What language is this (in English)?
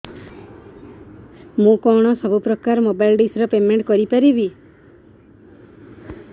Odia